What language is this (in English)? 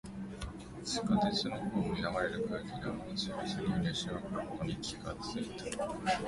Japanese